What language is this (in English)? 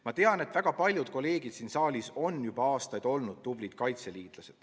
Estonian